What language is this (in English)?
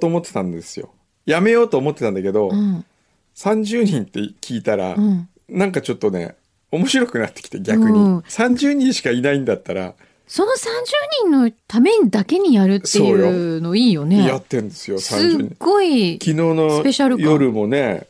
Japanese